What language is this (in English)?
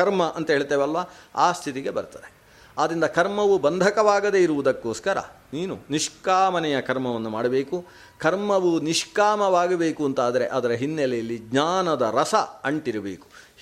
Kannada